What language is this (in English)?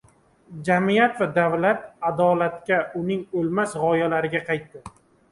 Uzbek